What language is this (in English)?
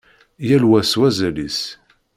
Kabyle